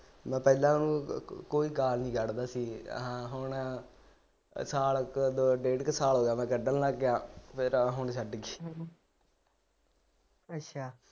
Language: Punjabi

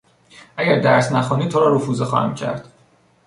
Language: Persian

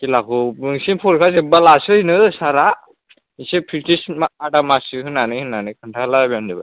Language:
Bodo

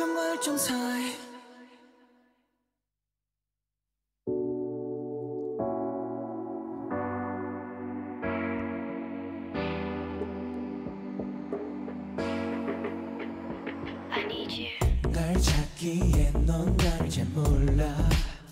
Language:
Vietnamese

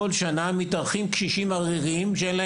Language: Hebrew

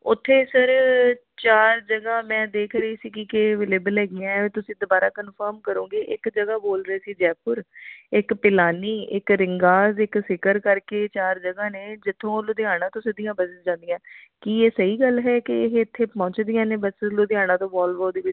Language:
Punjabi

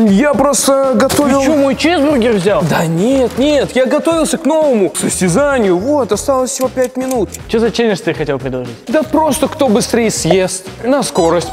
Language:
Russian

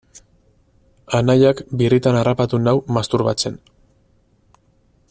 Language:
Basque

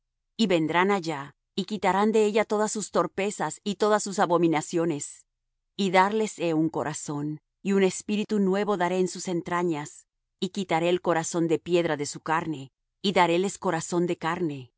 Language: Spanish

